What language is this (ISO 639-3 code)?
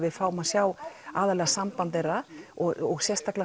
isl